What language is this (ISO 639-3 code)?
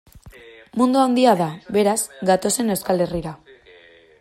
eus